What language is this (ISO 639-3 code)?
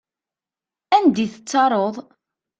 kab